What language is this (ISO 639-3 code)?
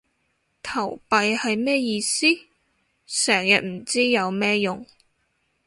yue